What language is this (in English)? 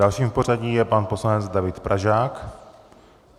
Czech